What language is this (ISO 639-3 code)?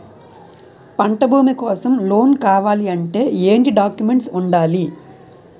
tel